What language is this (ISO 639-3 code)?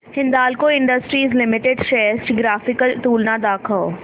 mar